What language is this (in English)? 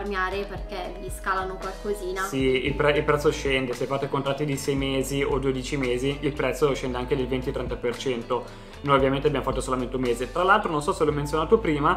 Italian